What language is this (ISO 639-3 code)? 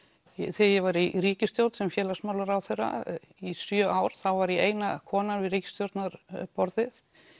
isl